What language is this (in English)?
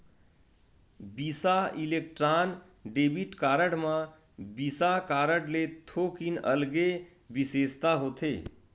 Chhattisgarhi